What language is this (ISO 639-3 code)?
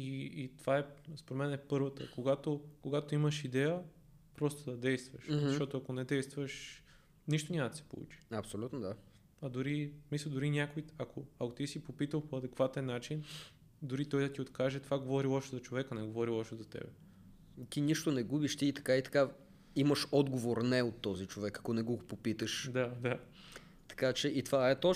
bul